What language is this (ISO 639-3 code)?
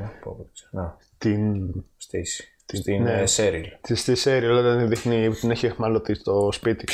ell